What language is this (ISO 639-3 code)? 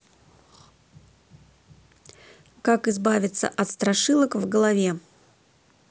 rus